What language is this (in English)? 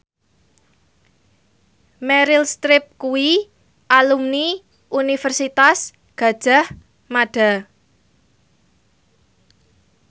Javanese